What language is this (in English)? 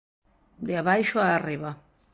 Galician